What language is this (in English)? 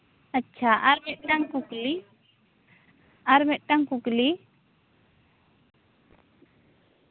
Santali